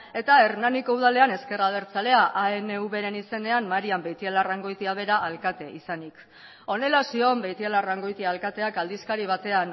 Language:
Basque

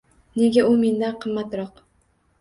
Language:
Uzbek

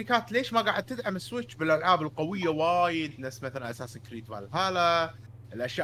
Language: Arabic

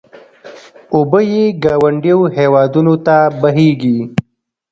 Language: Pashto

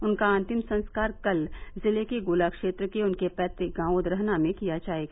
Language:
Hindi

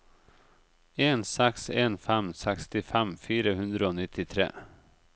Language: Norwegian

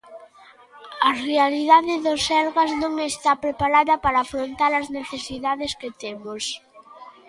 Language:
Galician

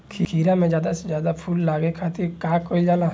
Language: Bhojpuri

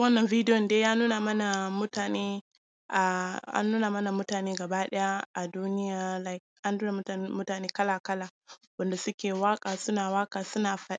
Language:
Hausa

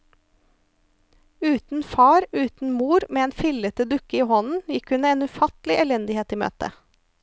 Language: Norwegian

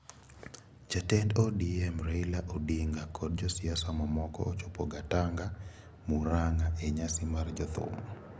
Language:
Luo (Kenya and Tanzania)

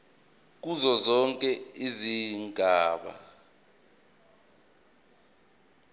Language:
Zulu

